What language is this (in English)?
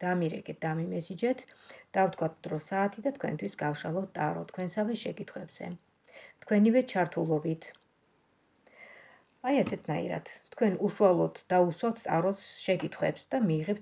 Romanian